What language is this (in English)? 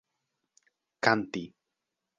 Esperanto